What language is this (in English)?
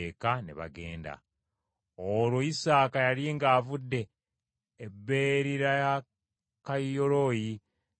Ganda